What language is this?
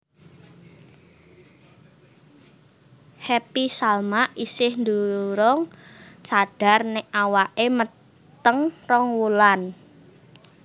Javanese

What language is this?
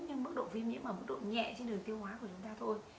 Vietnamese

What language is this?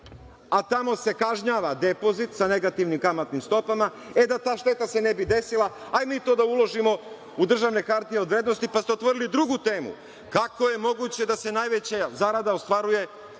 Serbian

